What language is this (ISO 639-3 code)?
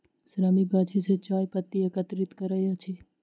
mai